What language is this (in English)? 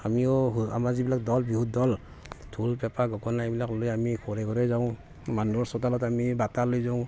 Assamese